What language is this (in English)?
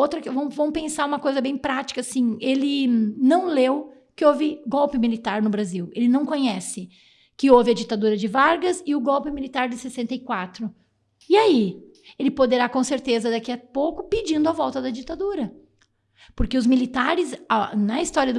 Portuguese